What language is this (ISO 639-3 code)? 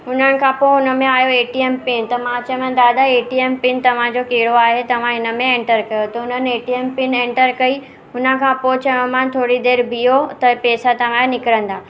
snd